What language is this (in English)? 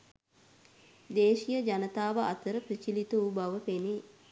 Sinhala